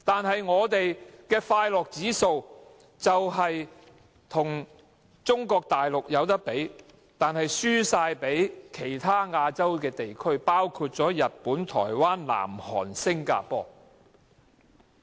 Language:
Cantonese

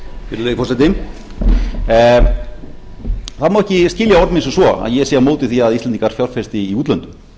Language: Icelandic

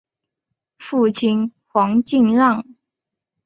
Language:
Chinese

